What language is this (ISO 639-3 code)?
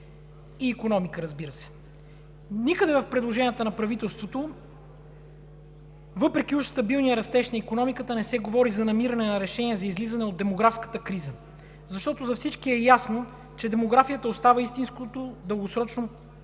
bul